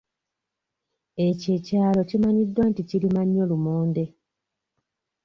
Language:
Ganda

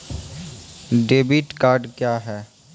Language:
Maithili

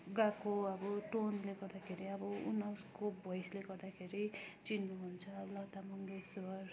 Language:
Nepali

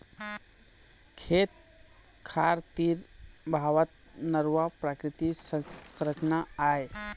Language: Chhattisgarhi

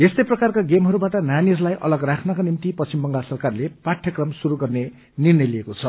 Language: Nepali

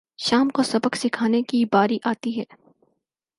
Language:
Urdu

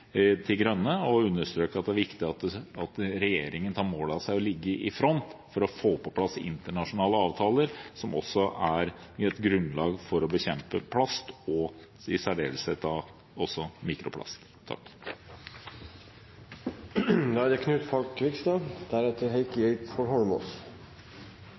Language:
Norwegian Bokmål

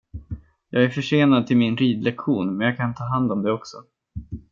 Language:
Swedish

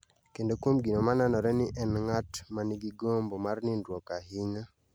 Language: Luo (Kenya and Tanzania)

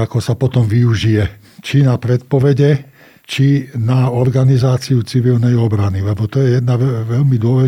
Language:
Slovak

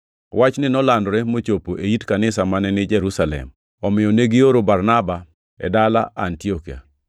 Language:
Luo (Kenya and Tanzania)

